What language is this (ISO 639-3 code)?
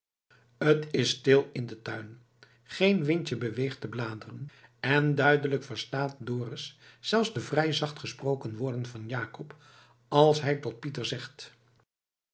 nld